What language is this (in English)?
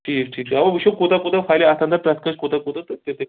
Kashmiri